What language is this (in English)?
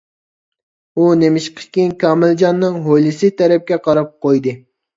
Uyghur